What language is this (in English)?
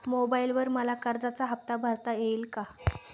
Marathi